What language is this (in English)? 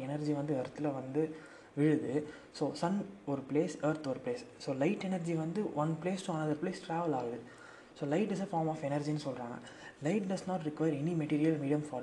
Tamil